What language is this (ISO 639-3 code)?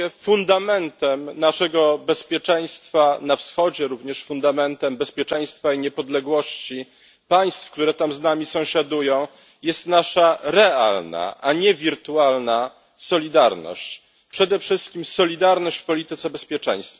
pol